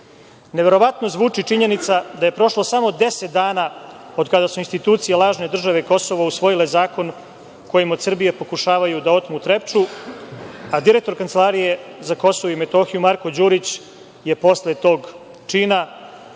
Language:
Serbian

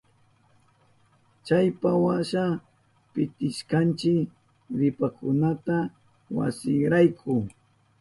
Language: Southern Pastaza Quechua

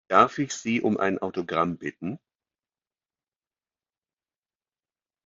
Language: German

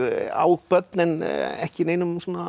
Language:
Icelandic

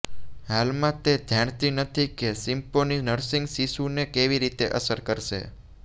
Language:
Gujarati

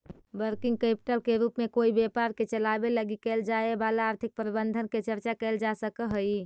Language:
Magahi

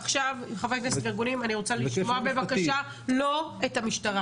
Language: Hebrew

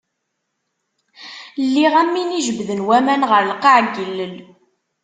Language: Kabyle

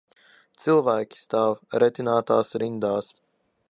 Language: Latvian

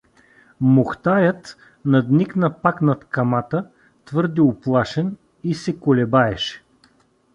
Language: Bulgarian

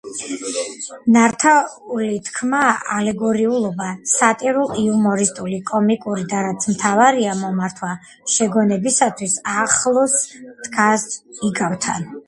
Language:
Georgian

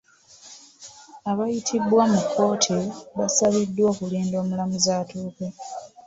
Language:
Ganda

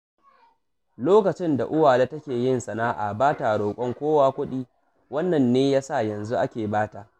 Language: Hausa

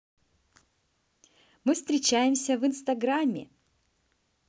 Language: Russian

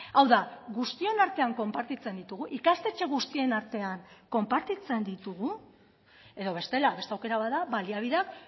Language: Basque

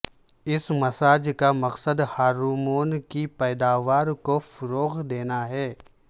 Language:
Urdu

